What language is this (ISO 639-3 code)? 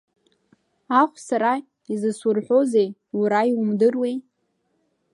abk